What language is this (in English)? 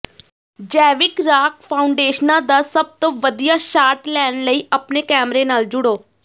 Punjabi